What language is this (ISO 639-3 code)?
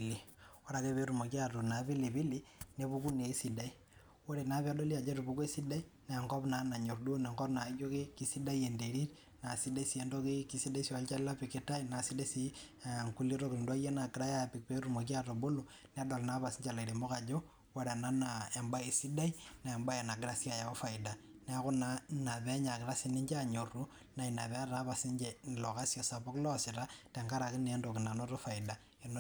mas